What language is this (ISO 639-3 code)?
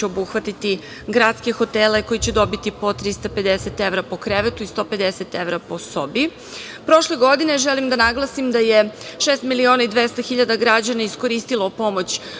srp